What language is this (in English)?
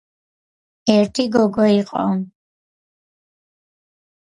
Georgian